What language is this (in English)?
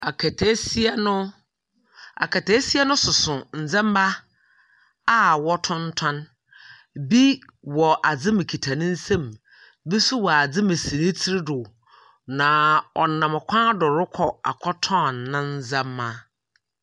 Akan